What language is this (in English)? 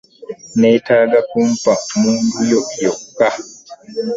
Ganda